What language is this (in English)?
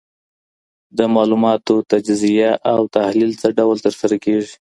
Pashto